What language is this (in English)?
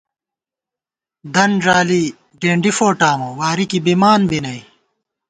Gawar-Bati